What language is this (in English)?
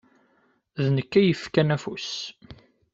Kabyle